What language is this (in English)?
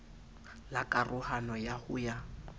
Southern Sotho